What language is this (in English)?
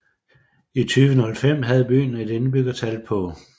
Danish